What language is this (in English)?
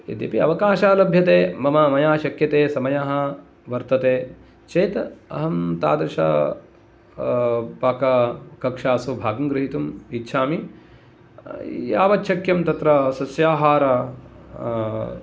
Sanskrit